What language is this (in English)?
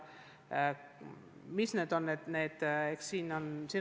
Estonian